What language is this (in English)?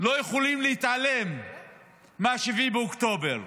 Hebrew